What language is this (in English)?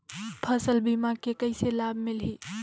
Chhattisgarhi